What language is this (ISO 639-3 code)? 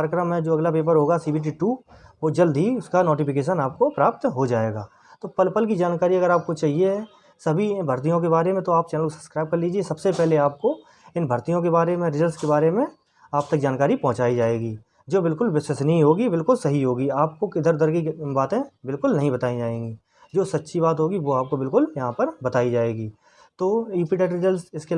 hin